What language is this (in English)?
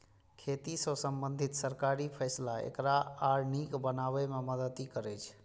Maithili